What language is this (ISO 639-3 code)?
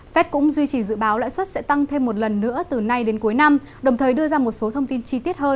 vie